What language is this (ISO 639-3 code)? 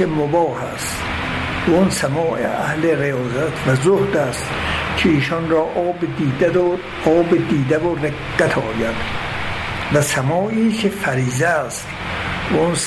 fas